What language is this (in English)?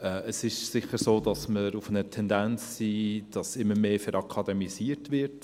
Swiss German